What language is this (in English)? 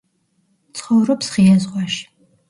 Georgian